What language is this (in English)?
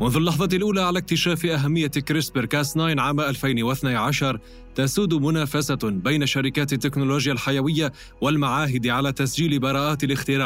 Arabic